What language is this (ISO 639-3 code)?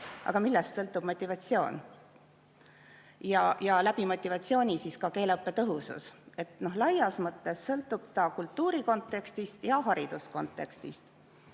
est